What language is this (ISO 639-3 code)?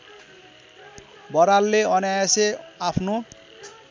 nep